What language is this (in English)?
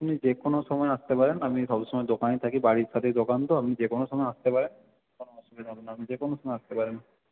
Bangla